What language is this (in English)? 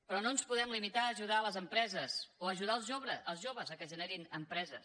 Catalan